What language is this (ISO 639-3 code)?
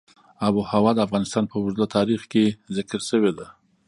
pus